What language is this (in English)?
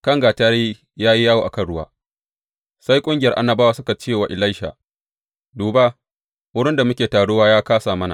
Hausa